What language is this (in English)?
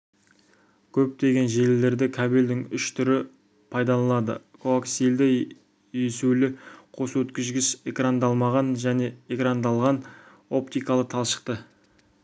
Kazakh